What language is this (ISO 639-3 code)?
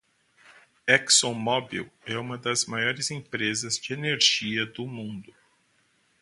por